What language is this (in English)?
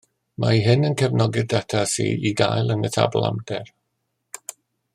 Welsh